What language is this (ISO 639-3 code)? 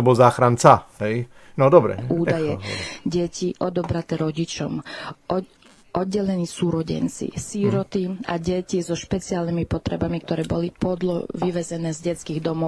slk